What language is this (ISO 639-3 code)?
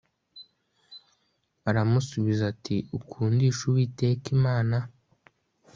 kin